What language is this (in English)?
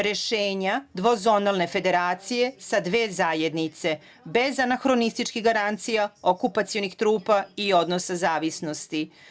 Serbian